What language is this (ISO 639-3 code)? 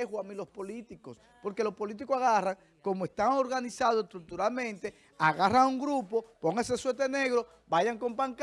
spa